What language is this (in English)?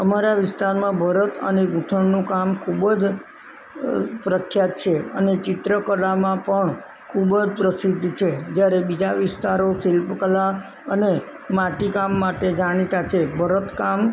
Gujarati